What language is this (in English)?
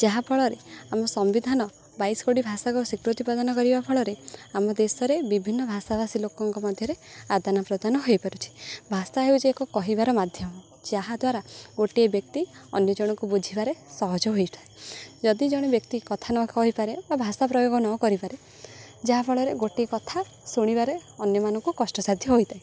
Odia